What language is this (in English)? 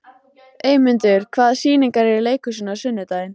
Icelandic